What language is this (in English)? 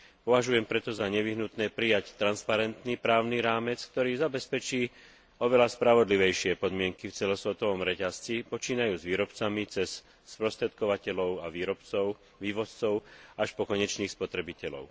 Slovak